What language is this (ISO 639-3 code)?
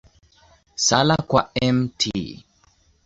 swa